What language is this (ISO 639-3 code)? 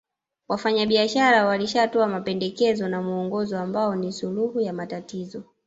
swa